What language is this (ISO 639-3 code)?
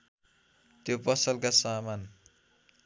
nep